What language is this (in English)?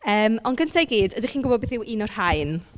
Welsh